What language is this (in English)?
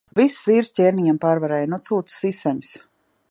Latvian